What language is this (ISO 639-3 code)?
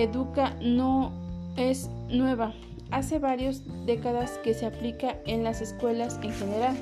spa